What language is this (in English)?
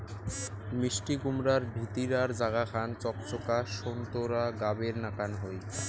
Bangla